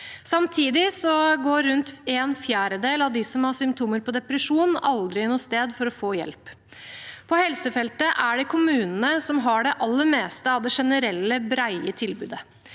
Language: Norwegian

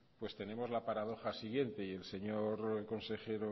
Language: Spanish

